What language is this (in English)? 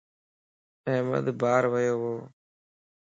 Lasi